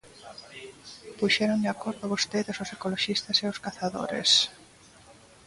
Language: Galician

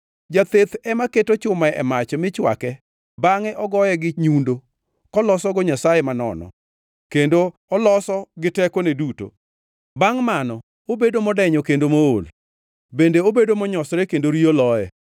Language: Luo (Kenya and Tanzania)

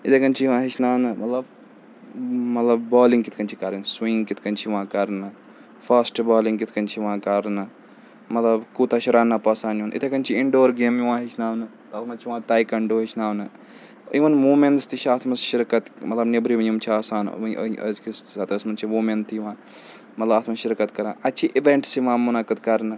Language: Kashmiri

